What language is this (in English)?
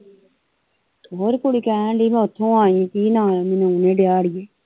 Punjabi